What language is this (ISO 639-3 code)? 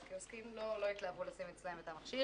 heb